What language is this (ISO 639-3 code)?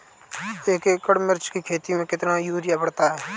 hin